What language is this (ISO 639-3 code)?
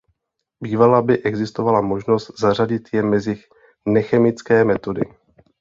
ces